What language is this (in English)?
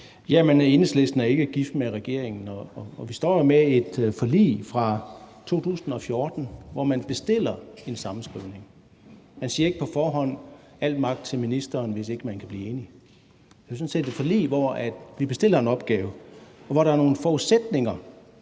Danish